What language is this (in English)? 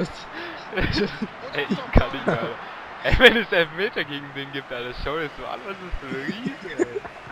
German